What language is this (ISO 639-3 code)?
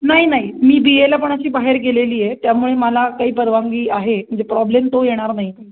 mar